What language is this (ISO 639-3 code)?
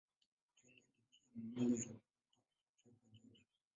swa